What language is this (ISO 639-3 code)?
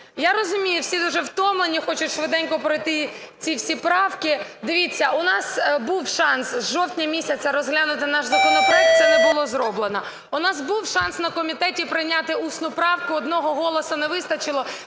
ukr